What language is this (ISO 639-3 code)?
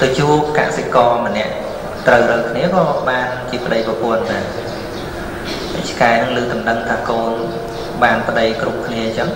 vie